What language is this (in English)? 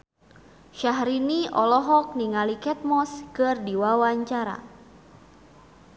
Sundanese